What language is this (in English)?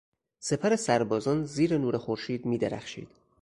Persian